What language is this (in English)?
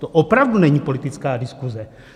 Czech